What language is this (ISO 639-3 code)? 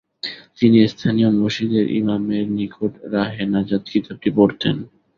ben